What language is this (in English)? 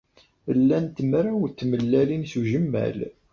Kabyle